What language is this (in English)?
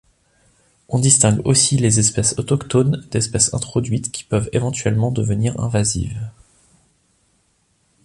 French